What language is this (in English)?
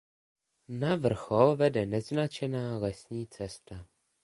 Czech